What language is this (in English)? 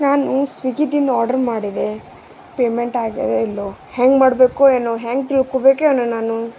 Kannada